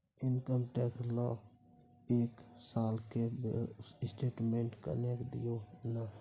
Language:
Maithili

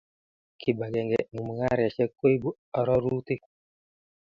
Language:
Kalenjin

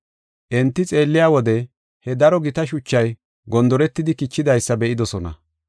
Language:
Gofa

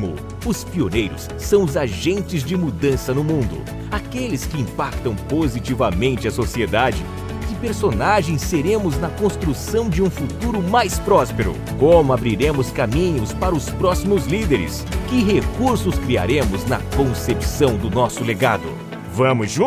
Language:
Portuguese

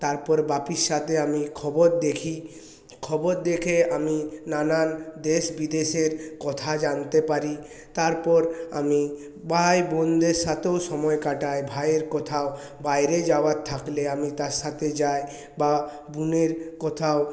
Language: Bangla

